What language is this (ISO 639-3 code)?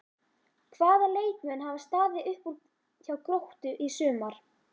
isl